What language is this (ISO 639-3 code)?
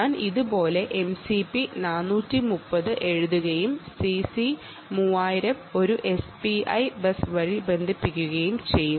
mal